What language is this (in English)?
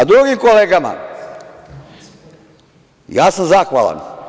Serbian